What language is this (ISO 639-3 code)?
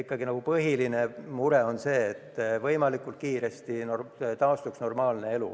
est